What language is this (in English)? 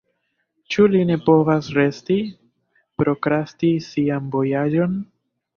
Esperanto